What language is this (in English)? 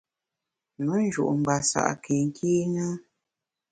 Bamun